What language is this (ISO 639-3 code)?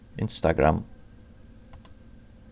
fao